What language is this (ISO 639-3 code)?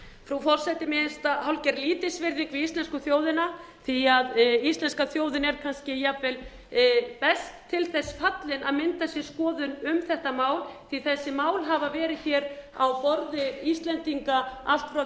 isl